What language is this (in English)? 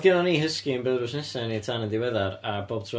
Welsh